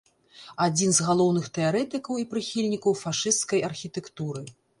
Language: Belarusian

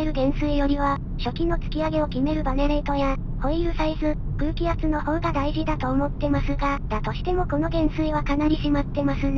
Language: Japanese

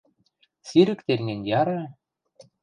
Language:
Western Mari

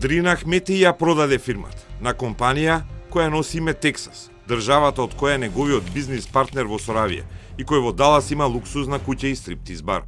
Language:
Macedonian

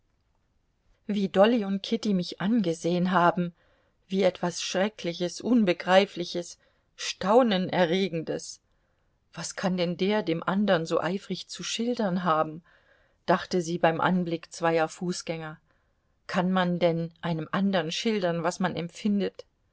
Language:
German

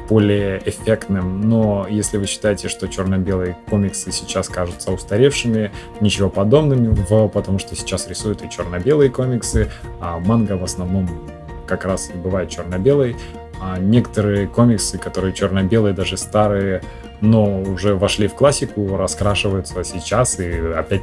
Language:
Russian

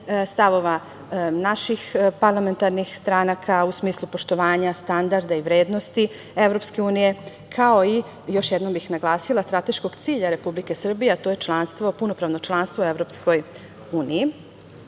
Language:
Serbian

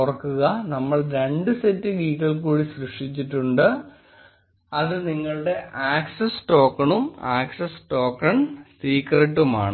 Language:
Malayalam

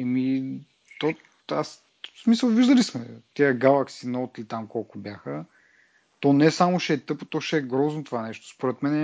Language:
Bulgarian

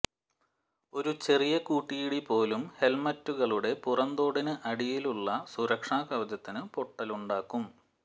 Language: Malayalam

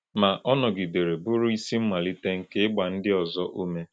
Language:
Igbo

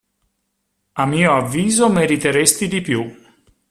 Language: Italian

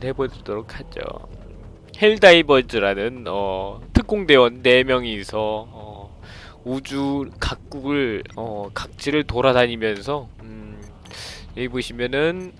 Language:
Korean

